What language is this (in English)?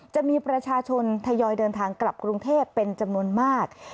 Thai